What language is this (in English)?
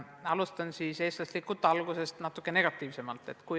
Estonian